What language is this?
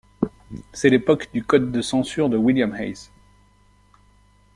French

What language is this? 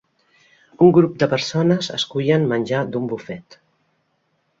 Catalan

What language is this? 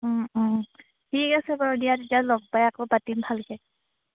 Assamese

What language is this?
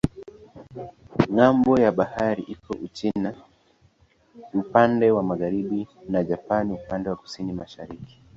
Swahili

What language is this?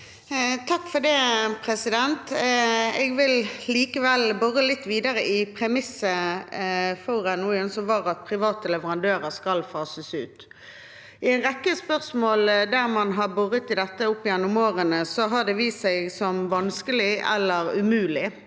Norwegian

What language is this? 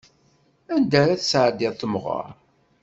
Kabyle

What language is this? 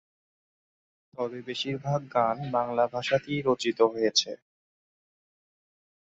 Bangla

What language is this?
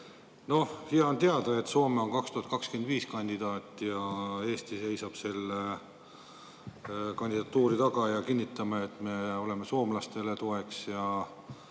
Estonian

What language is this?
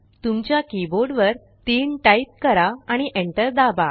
Marathi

